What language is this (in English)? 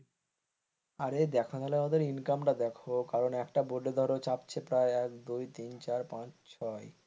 Bangla